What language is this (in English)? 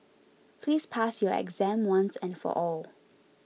English